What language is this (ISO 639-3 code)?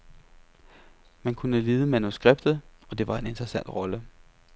dan